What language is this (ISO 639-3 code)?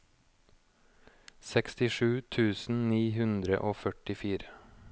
nor